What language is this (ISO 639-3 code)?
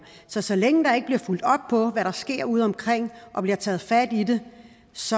dan